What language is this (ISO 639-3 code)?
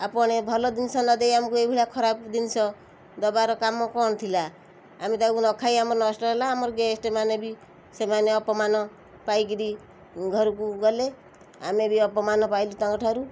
ori